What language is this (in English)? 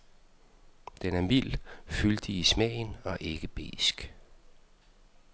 Danish